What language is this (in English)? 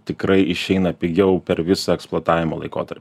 Lithuanian